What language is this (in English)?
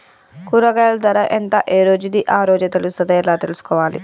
Telugu